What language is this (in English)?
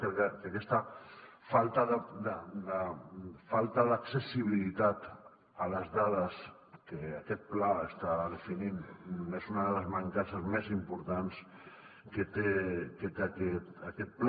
Catalan